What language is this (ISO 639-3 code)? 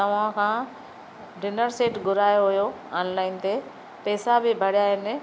snd